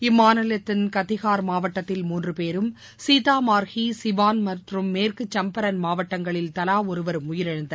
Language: Tamil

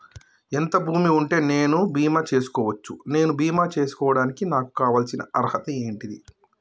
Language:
Telugu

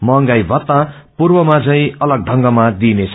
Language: Nepali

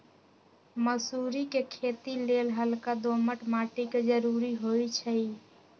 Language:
Magahi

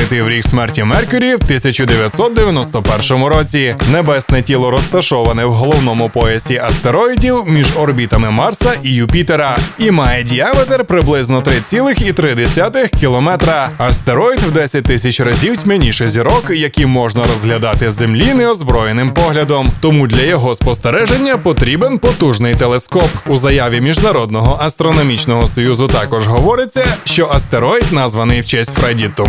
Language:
Ukrainian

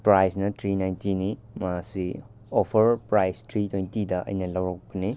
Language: Manipuri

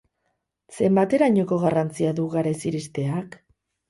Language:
Basque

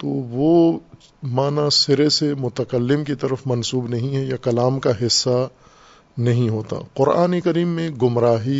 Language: Urdu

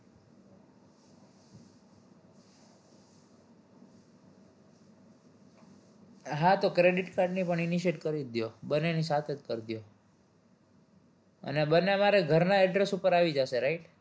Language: Gujarati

